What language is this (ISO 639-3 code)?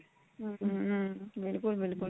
pan